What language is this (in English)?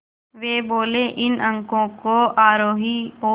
Hindi